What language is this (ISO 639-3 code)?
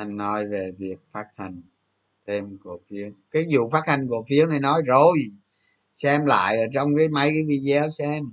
vie